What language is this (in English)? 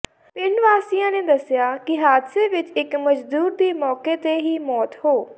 Punjabi